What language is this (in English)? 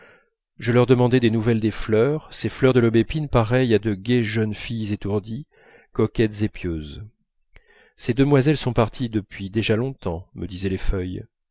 French